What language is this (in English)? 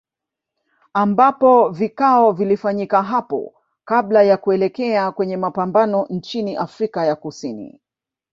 Swahili